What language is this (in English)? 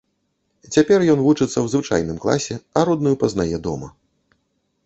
Belarusian